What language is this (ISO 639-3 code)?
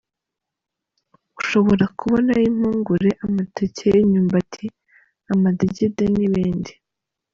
kin